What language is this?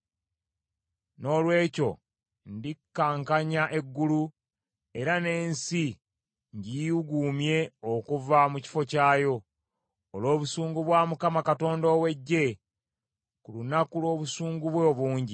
Ganda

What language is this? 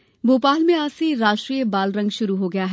Hindi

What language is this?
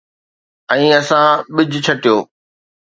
Sindhi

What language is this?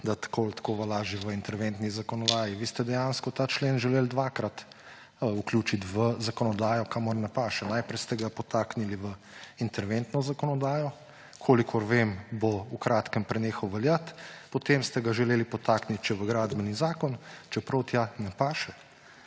Slovenian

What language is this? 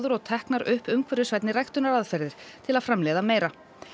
Icelandic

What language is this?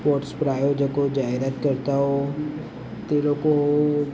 Gujarati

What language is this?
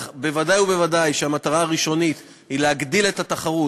Hebrew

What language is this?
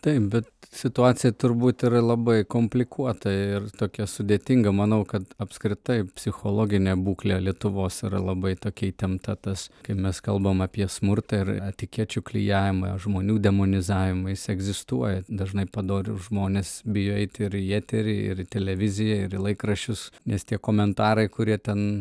Lithuanian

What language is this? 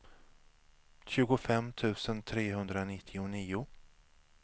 Swedish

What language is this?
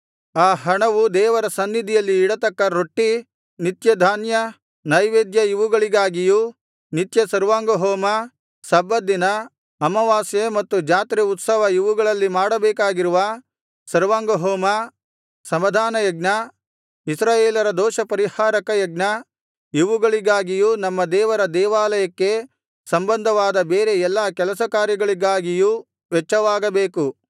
Kannada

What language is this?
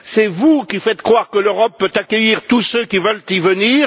French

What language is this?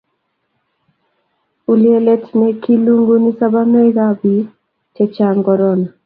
Kalenjin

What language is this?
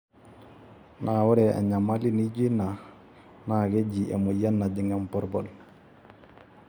Masai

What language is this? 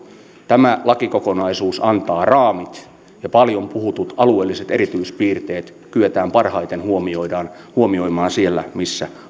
Finnish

